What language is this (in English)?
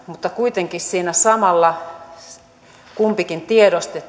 Finnish